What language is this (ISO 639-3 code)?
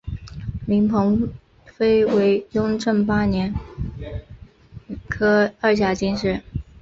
zho